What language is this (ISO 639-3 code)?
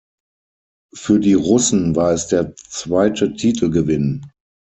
deu